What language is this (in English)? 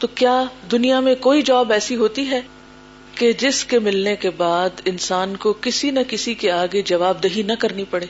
Urdu